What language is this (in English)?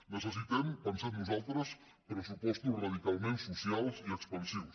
Catalan